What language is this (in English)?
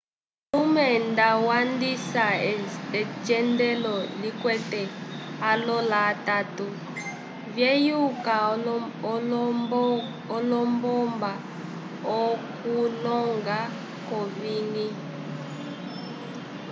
Umbundu